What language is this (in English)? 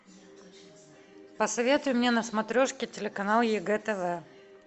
Russian